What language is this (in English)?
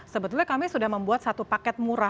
Indonesian